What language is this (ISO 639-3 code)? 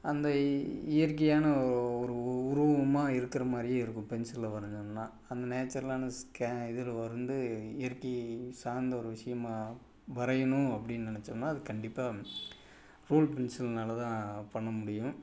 tam